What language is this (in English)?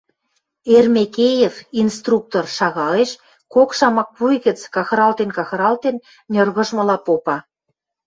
Western Mari